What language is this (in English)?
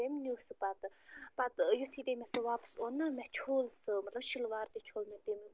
Kashmiri